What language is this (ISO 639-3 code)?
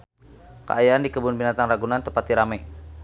sun